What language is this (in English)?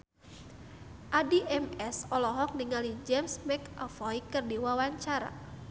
Sundanese